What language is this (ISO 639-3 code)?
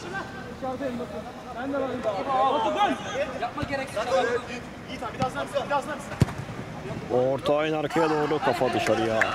tur